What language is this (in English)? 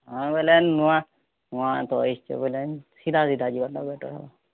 Odia